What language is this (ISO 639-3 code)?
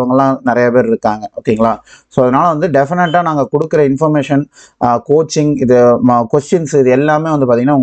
tam